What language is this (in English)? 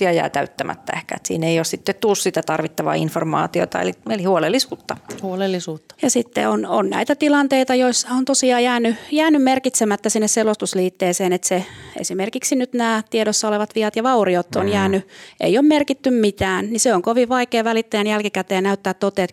Finnish